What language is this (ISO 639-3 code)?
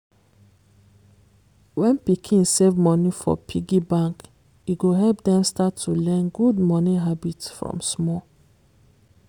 pcm